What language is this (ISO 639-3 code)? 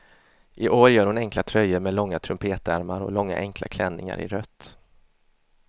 swe